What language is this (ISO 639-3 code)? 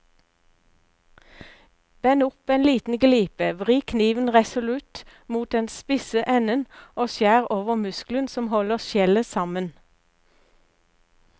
nor